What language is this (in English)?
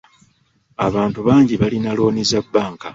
Ganda